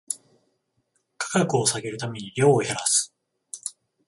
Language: Japanese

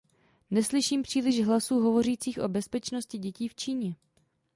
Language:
Czech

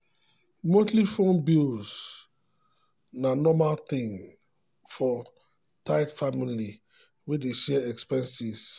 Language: Nigerian Pidgin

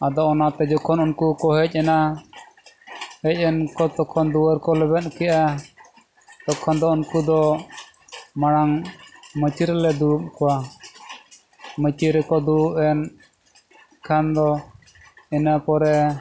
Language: Santali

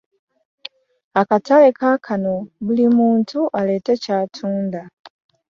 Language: Ganda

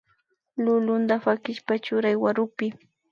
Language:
Imbabura Highland Quichua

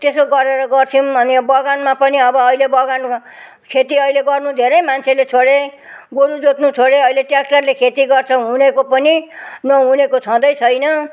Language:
Nepali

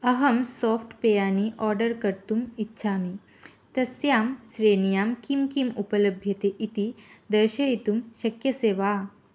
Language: Sanskrit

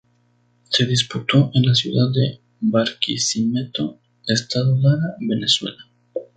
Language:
Spanish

